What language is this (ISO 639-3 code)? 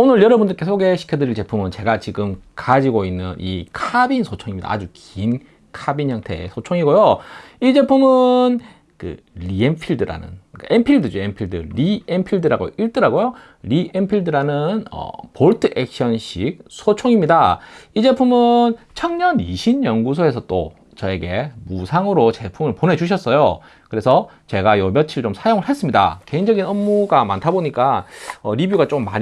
kor